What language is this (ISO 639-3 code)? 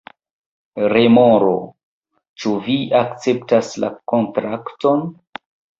epo